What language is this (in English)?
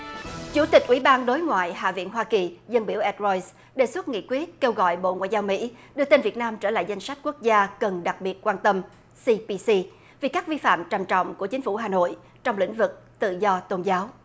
Vietnamese